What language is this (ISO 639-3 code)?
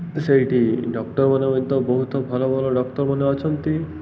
ori